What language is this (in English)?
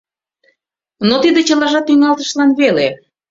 Mari